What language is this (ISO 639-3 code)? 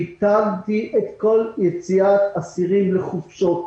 heb